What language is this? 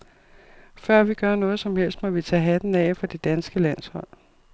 Danish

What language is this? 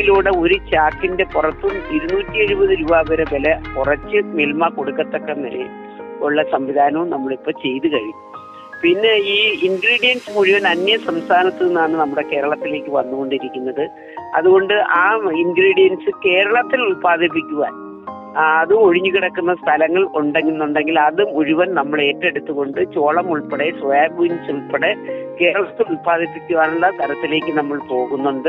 Malayalam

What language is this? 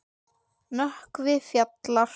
Icelandic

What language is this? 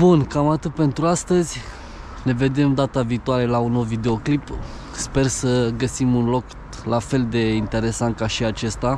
Romanian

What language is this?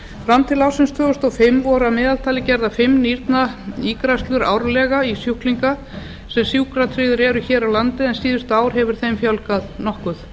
Icelandic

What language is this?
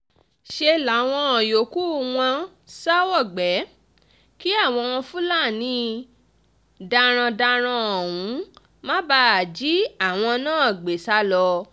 Yoruba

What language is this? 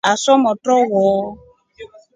Rombo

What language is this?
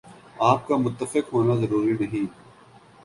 Urdu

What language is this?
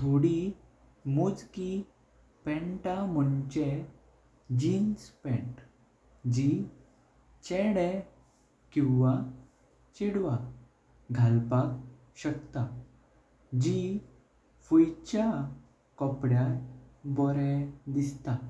Konkani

